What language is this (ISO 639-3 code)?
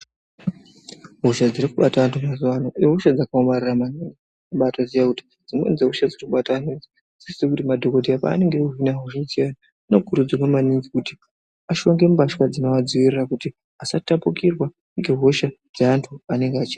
ndc